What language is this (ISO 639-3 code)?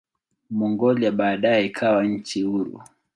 swa